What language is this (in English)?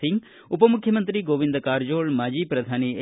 Kannada